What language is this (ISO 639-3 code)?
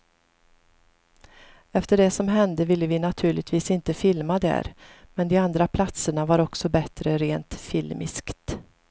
swe